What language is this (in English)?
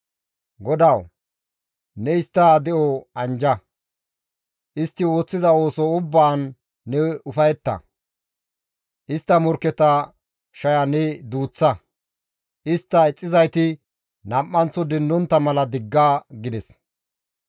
Gamo